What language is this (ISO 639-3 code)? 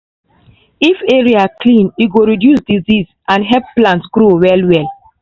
pcm